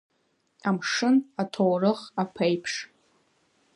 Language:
Abkhazian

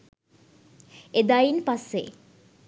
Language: Sinhala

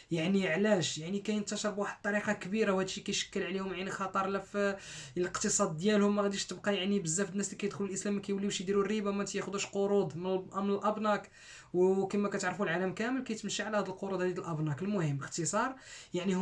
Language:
Arabic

